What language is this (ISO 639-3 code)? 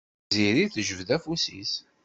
kab